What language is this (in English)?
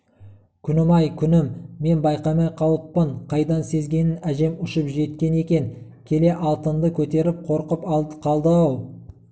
Kazakh